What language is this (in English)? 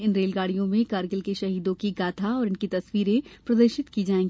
Hindi